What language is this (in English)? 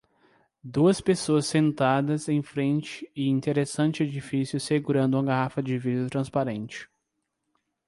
Portuguese